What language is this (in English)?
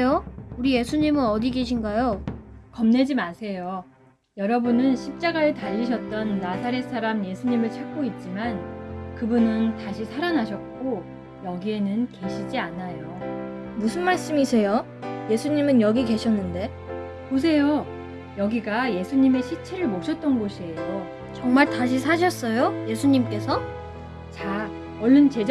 Korean